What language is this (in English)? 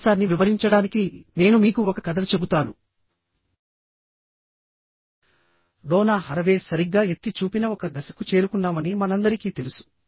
Telugu